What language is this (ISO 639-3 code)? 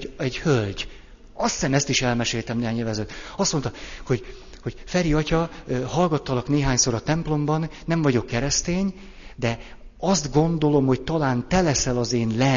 hun